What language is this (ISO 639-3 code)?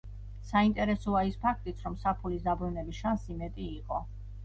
kat